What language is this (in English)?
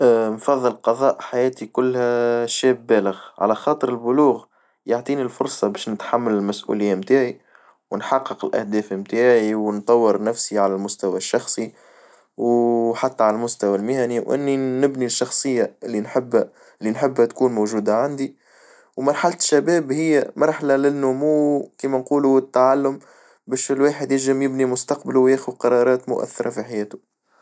Tunisian Arabic